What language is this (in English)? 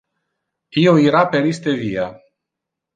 Interlingua